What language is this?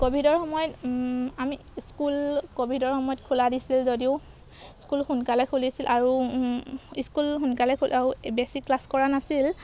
Assamese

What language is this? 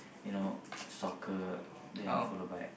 English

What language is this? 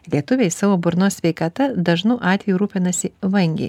Lithuanian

